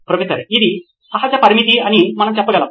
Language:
Telugu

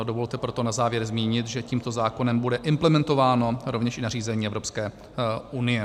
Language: Czech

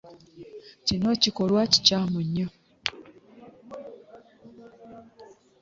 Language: Ganda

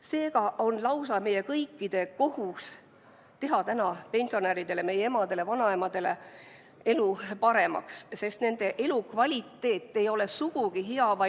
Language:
Estonian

